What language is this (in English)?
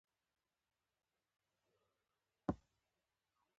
Pashto